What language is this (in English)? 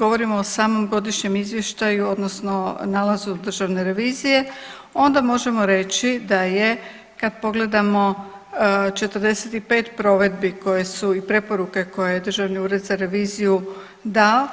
Croatian